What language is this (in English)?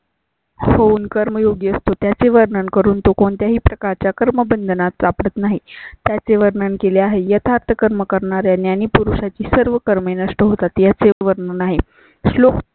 Marathi